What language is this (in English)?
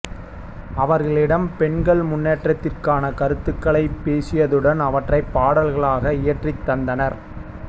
Tamil